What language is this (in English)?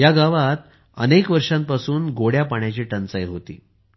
Marathi